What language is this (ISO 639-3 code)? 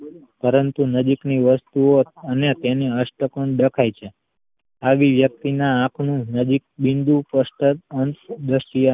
guj